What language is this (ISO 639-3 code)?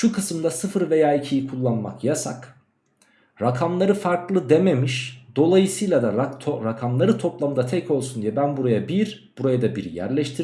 tur